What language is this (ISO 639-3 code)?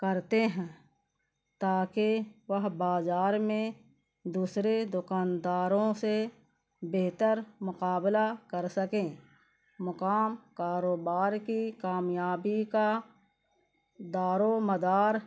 urd